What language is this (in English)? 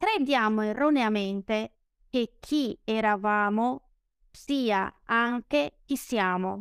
Italian